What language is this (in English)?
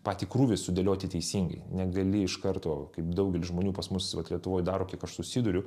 Lithuanian